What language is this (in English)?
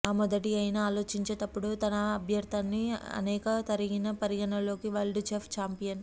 Telugu